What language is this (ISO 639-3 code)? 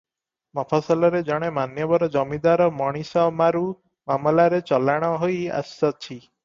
ori